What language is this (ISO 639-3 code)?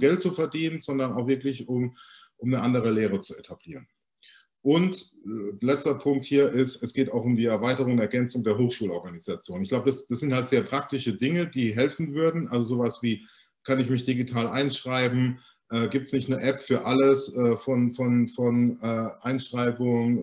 deu